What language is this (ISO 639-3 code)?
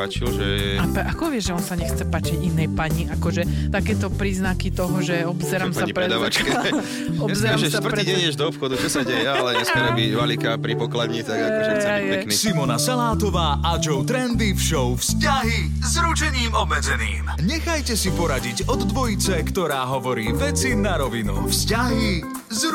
slk